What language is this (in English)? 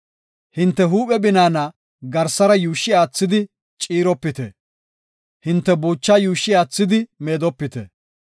Gofa